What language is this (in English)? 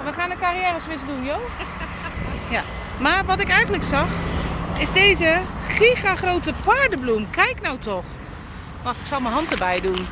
Dutch